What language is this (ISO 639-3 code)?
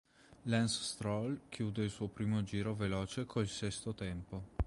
ita